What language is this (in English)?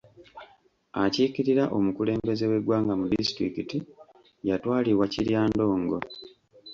Ganda